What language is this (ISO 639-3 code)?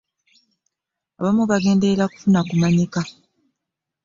lug